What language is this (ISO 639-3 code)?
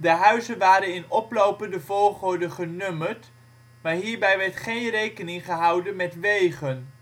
nld